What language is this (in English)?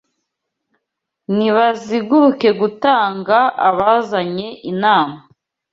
Kinyarwanda